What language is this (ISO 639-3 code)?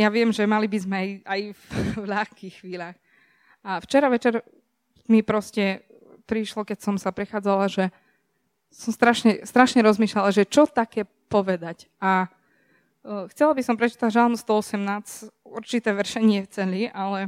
slk